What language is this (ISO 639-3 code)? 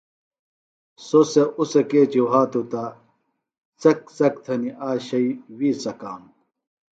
phl